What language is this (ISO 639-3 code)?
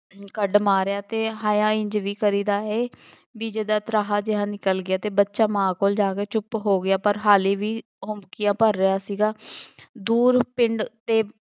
pan